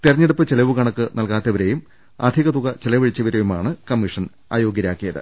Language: Malayalam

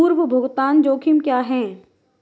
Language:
Hindi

